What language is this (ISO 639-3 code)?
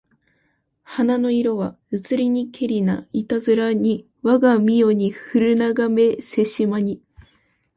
jpn